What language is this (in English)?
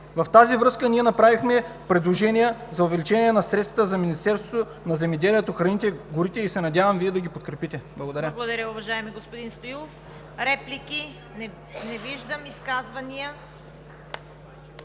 Bulgarian